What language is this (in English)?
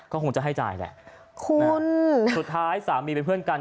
Thai